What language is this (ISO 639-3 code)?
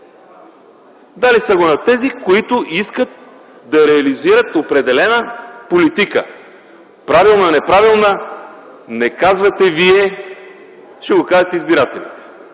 bul